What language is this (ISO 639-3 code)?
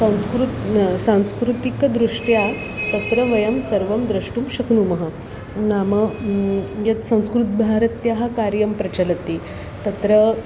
san